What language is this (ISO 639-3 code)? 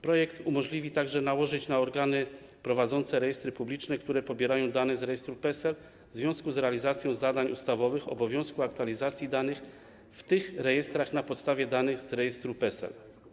pol